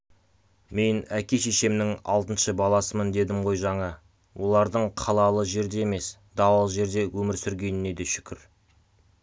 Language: Kazakh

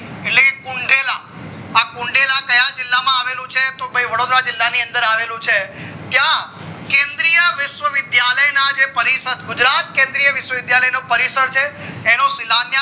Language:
Gujarati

